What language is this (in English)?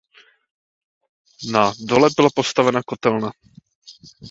Czech